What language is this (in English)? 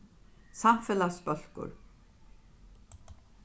Faroese